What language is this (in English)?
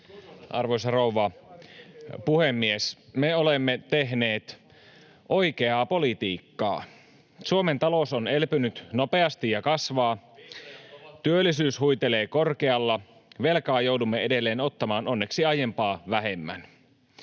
Finnish